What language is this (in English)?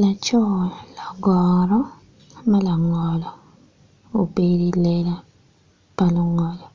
Acoli